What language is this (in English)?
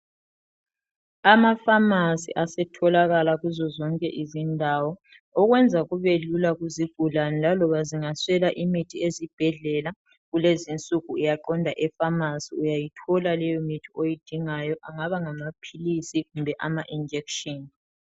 North Ndebele